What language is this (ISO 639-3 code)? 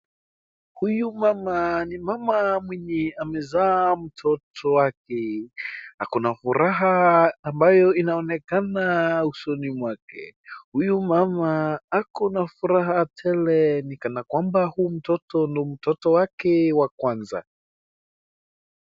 swa